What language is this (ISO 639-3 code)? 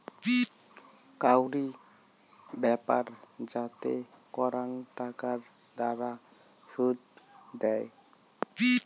ben